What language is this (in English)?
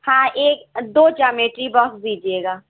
Urdu